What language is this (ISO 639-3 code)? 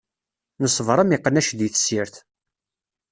kab